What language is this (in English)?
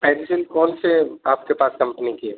Urdu